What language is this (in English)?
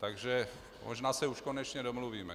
Czech